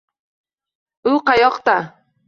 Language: Uzbek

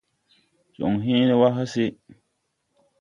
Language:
Tupuri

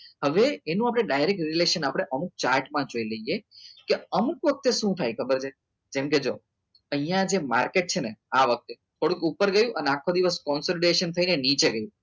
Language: Gujarati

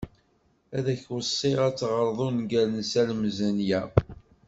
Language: Kabyle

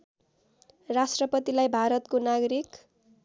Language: Nepali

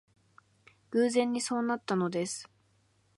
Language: Japanese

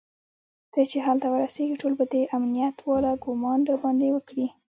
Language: Pashto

